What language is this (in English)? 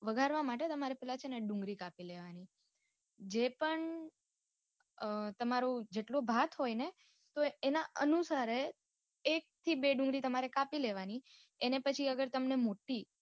Gujarati